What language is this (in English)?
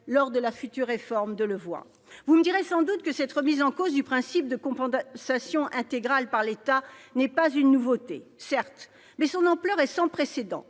French